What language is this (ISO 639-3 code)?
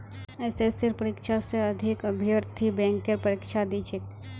mag